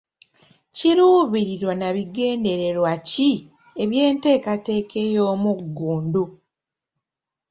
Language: Ganda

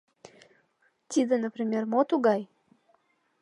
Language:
Mari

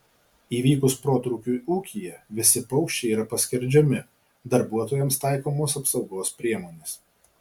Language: Lithuanian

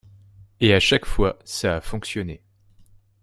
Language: French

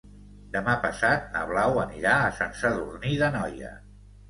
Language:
Catalan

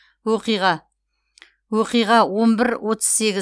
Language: Kazakh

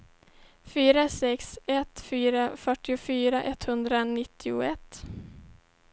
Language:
Swedish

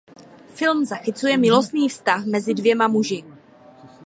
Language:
Czech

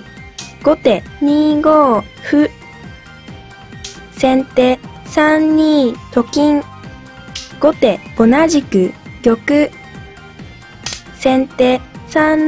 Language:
Japanese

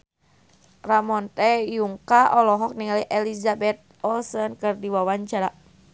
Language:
Sundanese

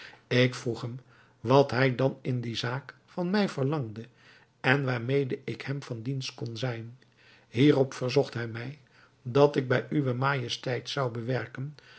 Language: Dutch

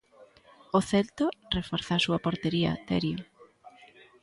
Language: Galician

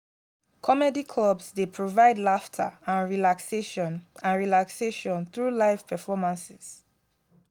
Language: Nigerian Pidgin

